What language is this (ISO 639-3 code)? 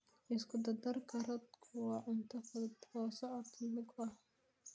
som